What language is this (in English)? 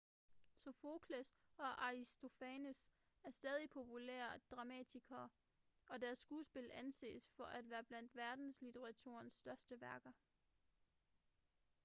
Danish